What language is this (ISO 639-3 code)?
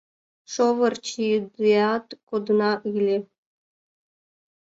chm